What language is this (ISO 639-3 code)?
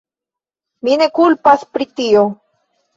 epo